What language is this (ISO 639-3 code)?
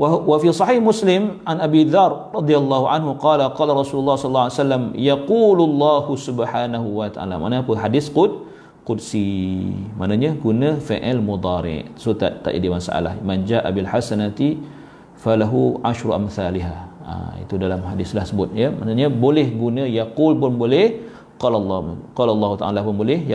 msa